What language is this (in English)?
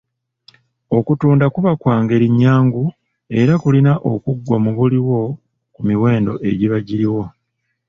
Ganda